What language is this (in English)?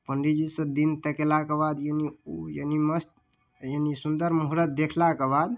Maithili